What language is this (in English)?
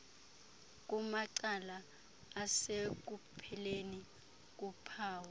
Xhosa